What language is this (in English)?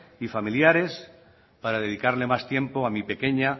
Spanish